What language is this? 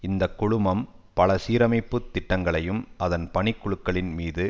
Tamil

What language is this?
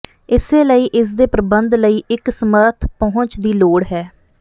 Punjabi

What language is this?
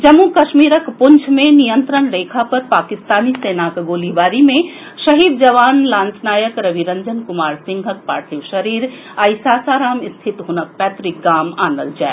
Maithili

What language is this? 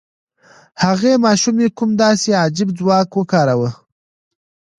Pashto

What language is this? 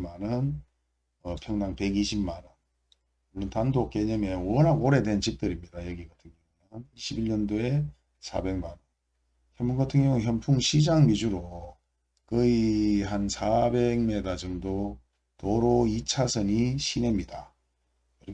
Korean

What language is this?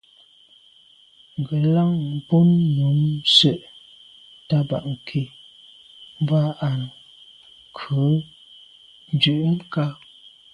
Medumba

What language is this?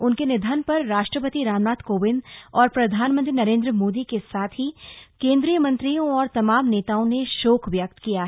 Hindi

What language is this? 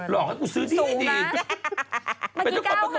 Thai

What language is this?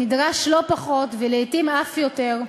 Hebrew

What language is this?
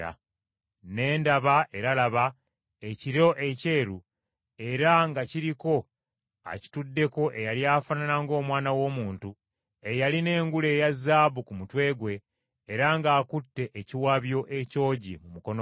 Ganda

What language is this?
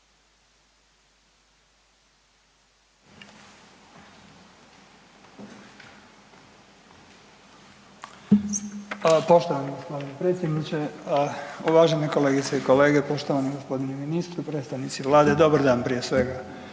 Croatian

